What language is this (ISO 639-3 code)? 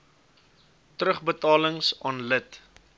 afr